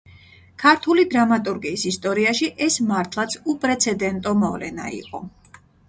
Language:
Georgian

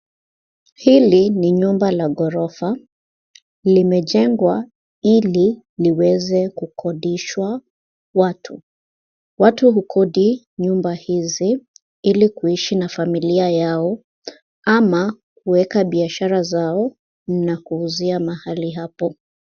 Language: Swahili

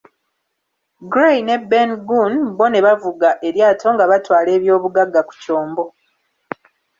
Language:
Ganda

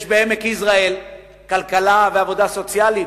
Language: Hebrew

